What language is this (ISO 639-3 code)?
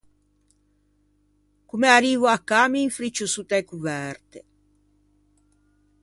lij